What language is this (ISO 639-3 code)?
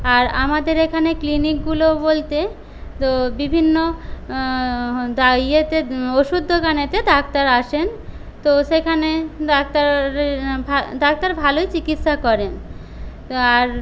ben